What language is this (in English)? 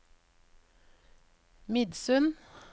Norwegian